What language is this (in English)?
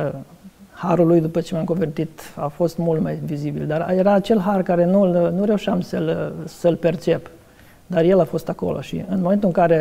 Romanian